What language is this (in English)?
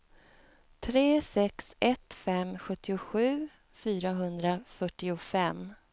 Swedish